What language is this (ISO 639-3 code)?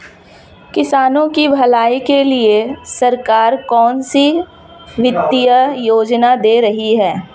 hin